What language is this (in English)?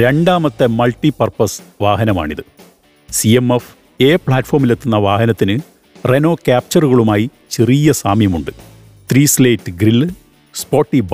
Malayalam